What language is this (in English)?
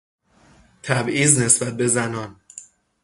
Persian